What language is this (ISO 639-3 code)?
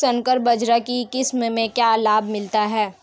hin